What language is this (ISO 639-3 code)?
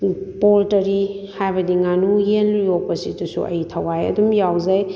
mni